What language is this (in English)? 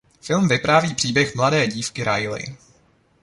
Czech